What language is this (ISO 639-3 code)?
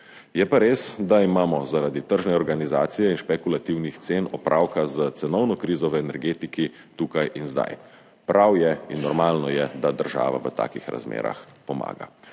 slv